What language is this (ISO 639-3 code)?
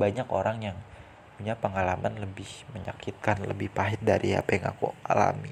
ind